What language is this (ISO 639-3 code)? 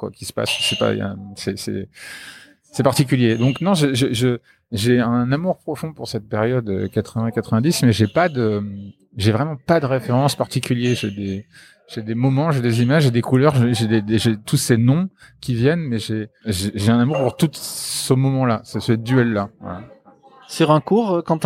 fra